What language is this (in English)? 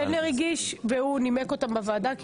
Hebrew